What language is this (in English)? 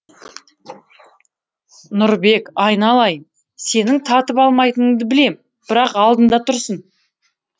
Kazakh